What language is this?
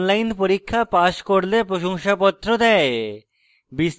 Bangla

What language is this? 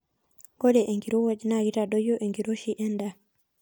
Masai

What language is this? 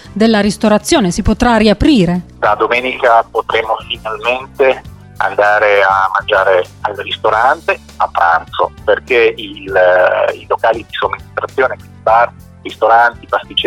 Italian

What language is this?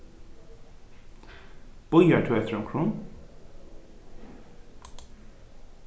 Faroese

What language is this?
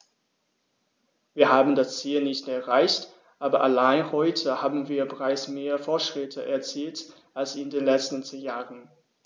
German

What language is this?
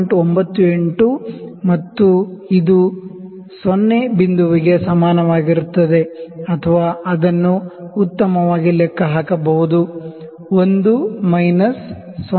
Kannada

